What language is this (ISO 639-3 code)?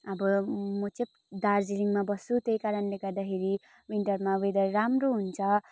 nep